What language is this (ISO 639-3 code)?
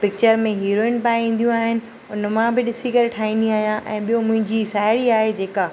snd